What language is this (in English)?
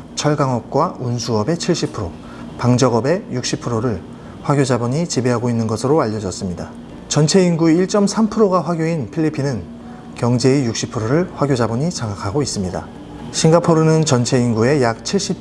Korean